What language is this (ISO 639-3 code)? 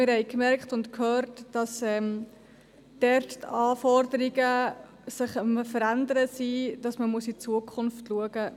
gsw